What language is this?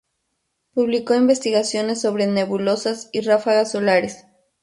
Spanish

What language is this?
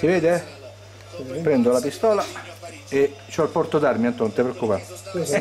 Italian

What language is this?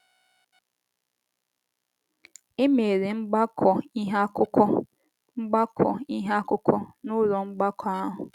Igbo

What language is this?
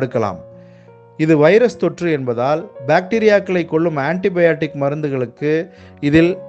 Tamil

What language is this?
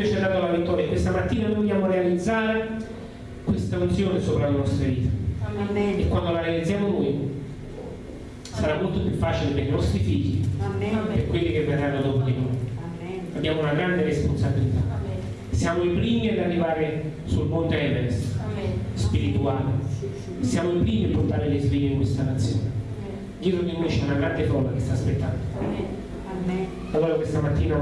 Italian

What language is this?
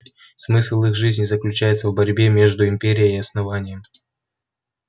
Russian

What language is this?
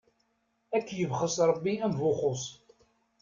Kabyle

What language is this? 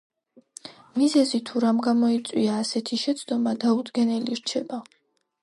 Georgian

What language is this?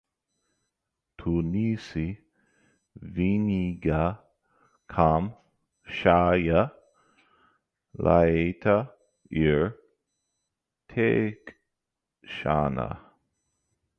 Latvian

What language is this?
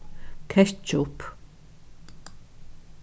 Faroese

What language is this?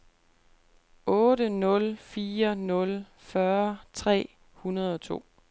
Danish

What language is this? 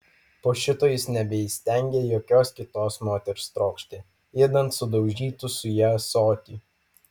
Lithuanian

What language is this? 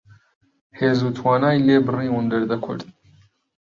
Central Kurdish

